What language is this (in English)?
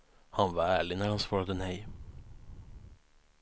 Swedish